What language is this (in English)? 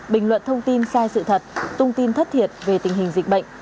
Vietnamese